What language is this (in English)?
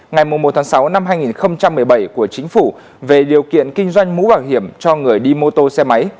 Vietnamese